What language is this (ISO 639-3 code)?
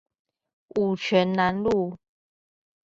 zho